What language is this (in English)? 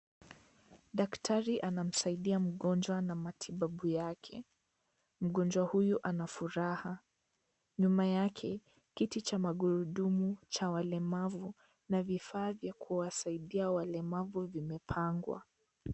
Swahili